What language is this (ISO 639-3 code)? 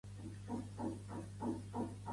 cat